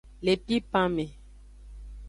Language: Aja (Benin)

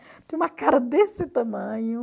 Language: Portuguese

